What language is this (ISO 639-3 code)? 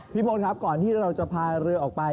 tha